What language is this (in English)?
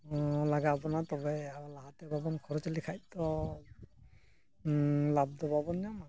Santali